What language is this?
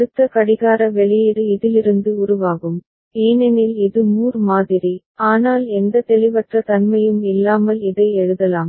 Tamil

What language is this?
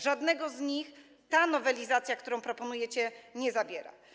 Polish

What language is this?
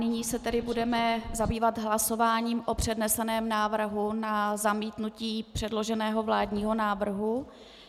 Czech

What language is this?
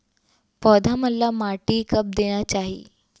Chhattisgarhi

